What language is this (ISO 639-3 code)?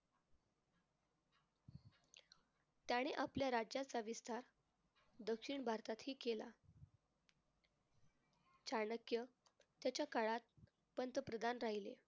mar